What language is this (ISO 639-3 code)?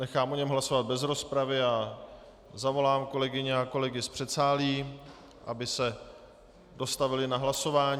ces